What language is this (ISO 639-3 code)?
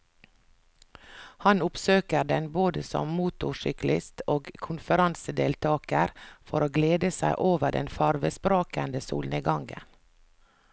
nor